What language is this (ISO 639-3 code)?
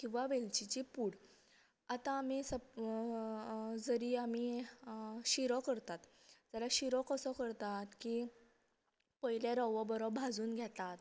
kok